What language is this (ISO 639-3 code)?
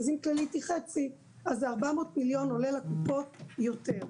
heb